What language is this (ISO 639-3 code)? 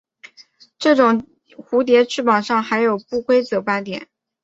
zho